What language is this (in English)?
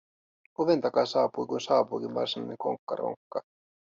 Finnish